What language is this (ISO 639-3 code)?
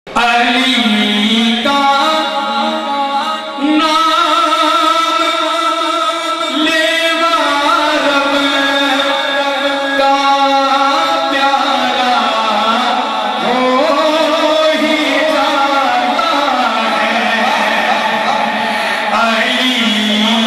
ara